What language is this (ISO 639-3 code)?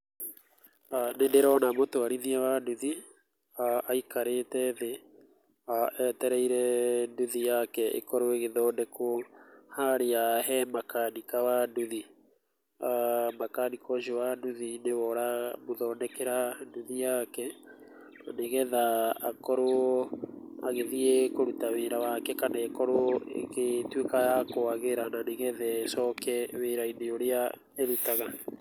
kik